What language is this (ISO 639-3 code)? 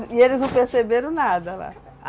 por